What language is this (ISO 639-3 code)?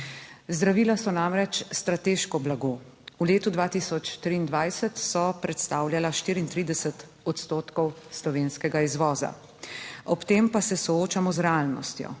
slv